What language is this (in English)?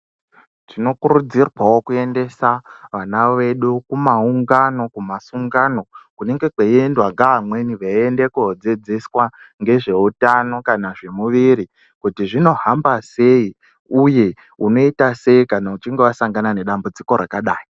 Ndau